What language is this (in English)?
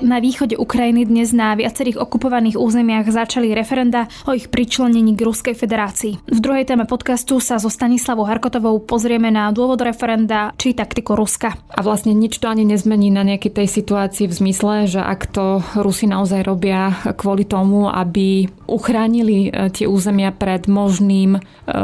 Slovak